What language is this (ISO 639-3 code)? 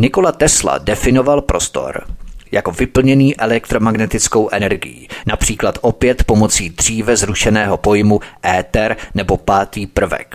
ces